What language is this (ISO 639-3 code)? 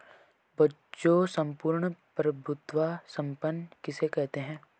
hin